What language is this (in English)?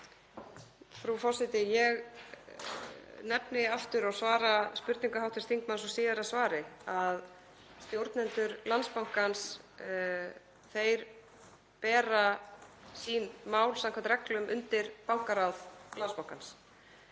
Icelandic